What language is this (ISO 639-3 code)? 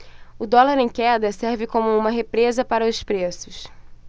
por